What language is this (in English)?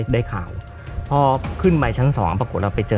Thai